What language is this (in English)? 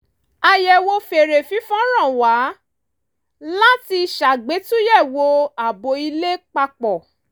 Yoruba